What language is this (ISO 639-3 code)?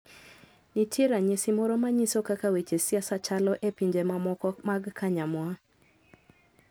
luo